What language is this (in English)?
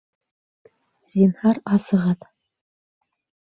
Bashkir